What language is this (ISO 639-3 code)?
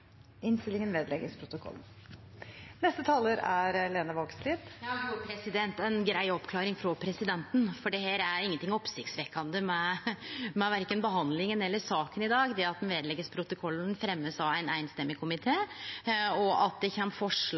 nno